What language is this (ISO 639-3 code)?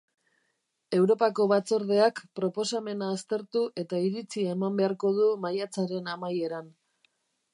eus